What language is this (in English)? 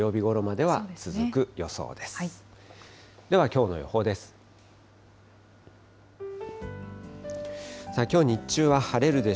Japanese